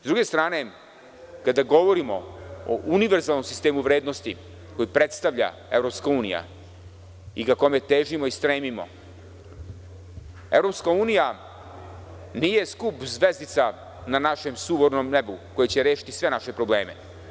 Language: Serbian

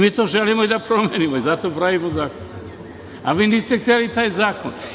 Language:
Serbian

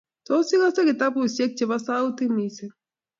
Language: Kalenjin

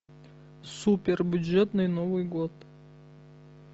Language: Russian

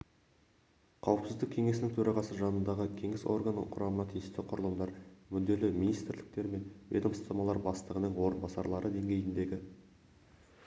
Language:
Kazakh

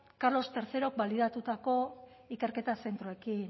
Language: Basque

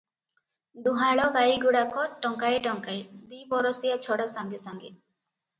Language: Odia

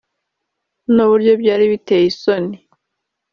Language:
Kinyarwanda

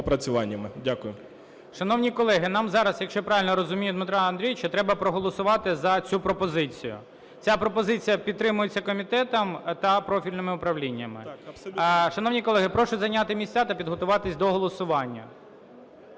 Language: Ukrainian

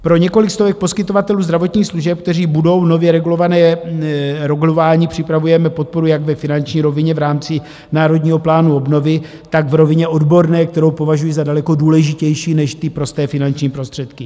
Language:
Czech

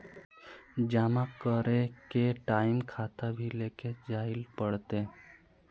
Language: Magahi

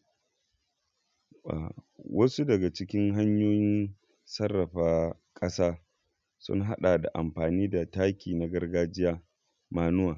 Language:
Hausa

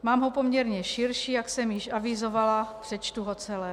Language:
Czech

